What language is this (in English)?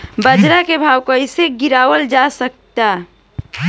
Bhojpuri